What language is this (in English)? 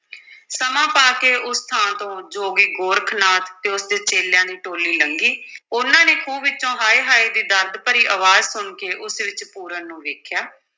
Punjabi